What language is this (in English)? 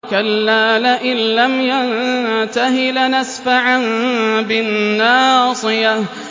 Arabic